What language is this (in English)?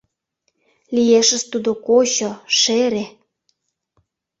Mari